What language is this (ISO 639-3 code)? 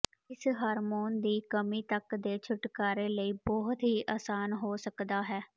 pan